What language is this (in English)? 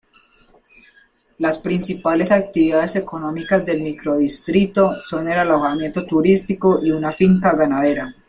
Spanish